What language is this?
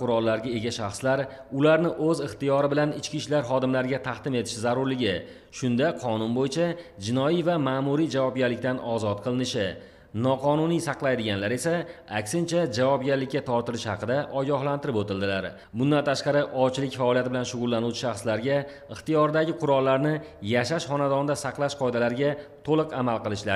Turkish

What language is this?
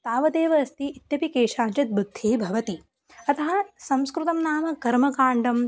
Sanskrit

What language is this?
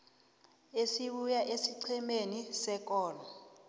South Ndebele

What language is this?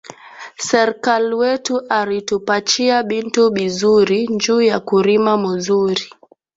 Swahili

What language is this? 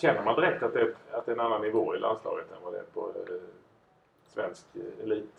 Swedish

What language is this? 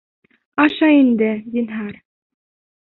Bashkir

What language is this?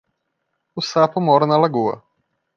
Portuguese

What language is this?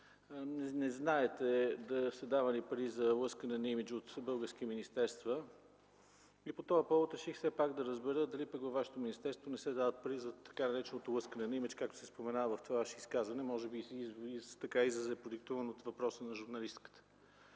Bulgarian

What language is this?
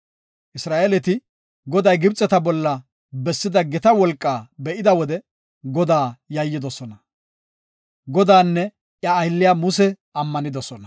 Gofa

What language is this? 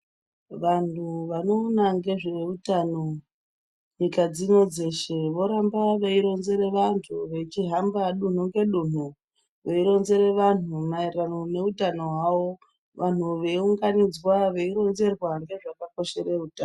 Ndau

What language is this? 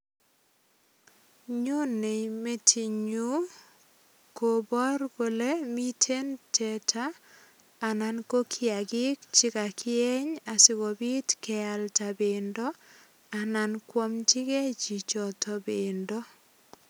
Kalenjin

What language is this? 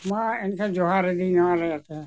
Santali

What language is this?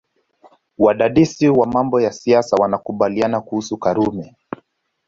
Swahili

